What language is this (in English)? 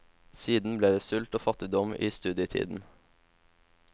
Norwegian